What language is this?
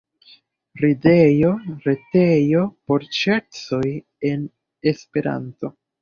Esperanto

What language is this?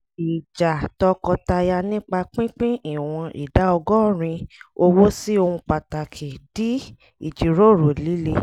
Yoruba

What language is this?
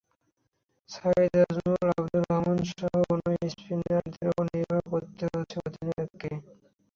Bangla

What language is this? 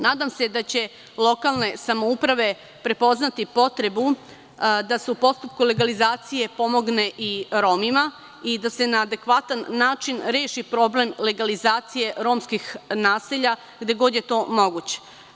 Serbian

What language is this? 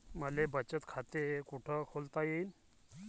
Marathi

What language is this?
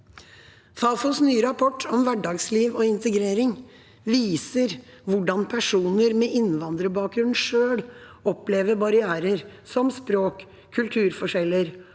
Norwegian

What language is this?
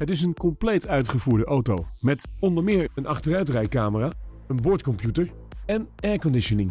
Dutch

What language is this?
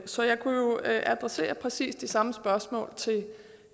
Danish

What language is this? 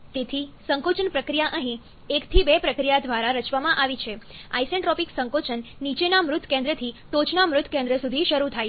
Gujarati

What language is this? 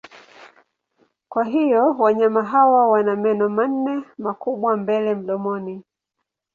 Swahili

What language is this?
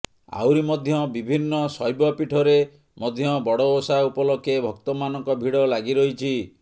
Odia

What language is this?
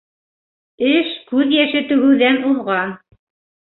Bashkir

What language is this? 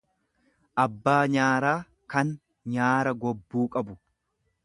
Oromo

